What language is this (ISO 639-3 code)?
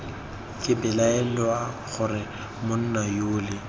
tsn